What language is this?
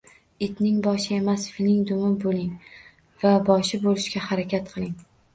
Uzbek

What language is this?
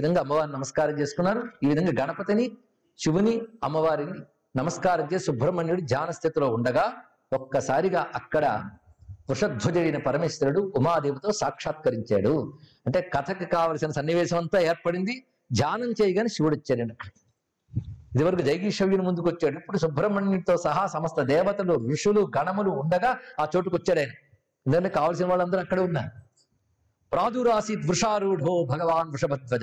Telugu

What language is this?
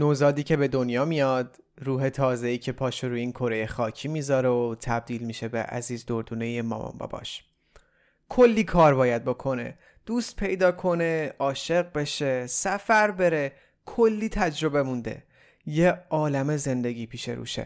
Persian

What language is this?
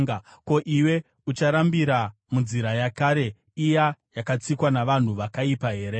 Shona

